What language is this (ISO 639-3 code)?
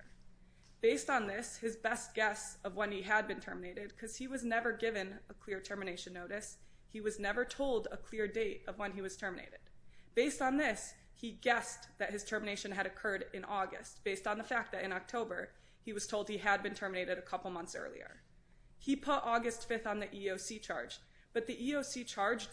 eng